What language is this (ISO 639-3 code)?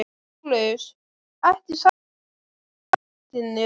isl